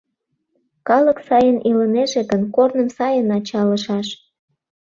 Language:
Mari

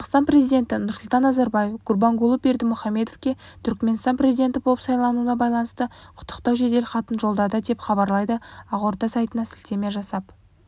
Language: Kazakh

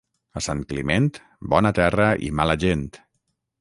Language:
Catalan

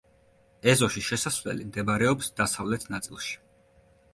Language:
Georgian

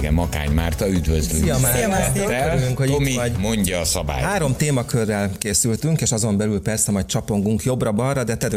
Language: Hungarian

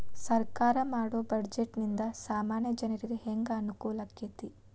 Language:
Kannada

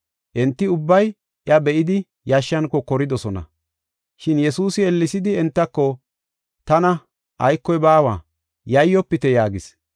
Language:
Gofa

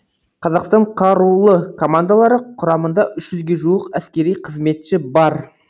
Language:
Kazakh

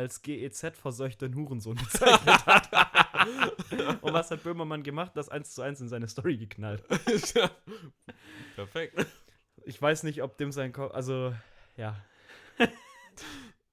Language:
German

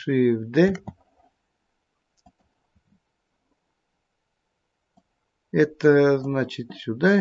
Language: Russian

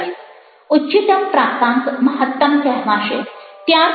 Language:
Gujarati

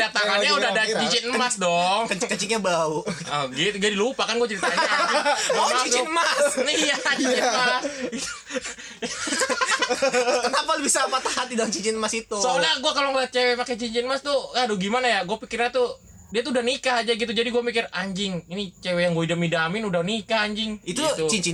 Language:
Indonesian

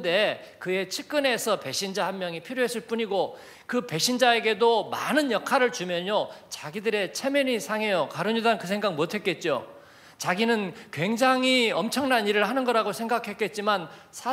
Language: Korean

